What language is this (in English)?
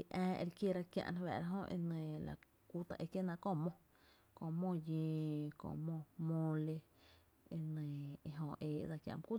Tepinapa Chinantec